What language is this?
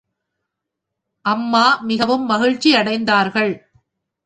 Tamil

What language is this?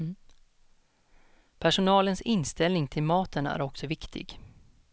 Swedish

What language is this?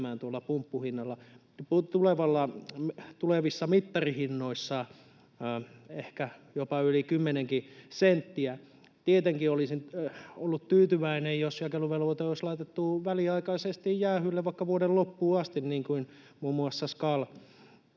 Finnish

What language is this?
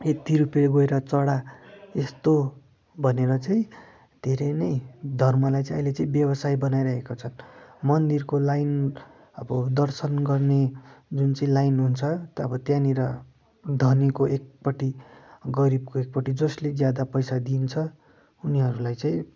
Nepali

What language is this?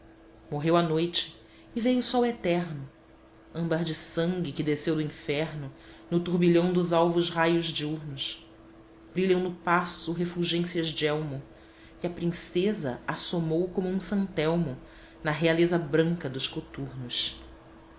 Portuguese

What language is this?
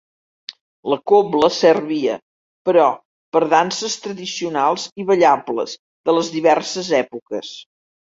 Catalan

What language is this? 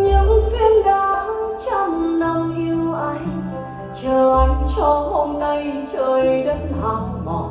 Vietnamese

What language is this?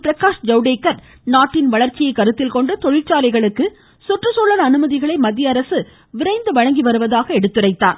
Tamil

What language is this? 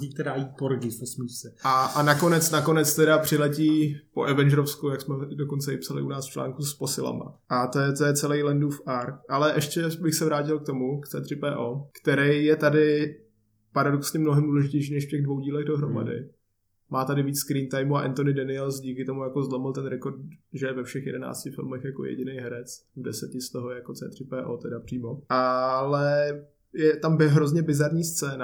Czech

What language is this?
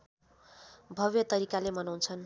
Nepali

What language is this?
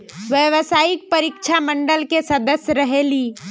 Magahi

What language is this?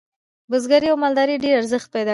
Pashto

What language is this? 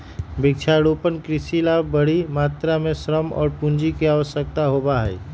Magahi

